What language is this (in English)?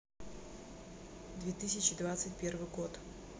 Russian